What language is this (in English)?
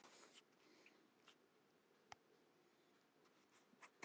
Icelandic